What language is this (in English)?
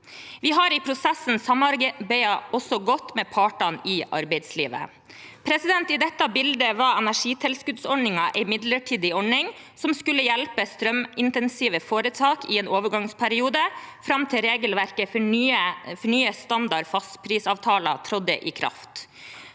Norwegian